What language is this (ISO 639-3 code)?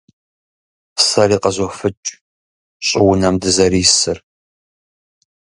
kbd